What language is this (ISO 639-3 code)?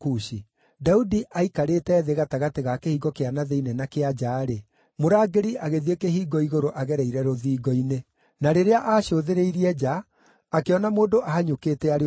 kik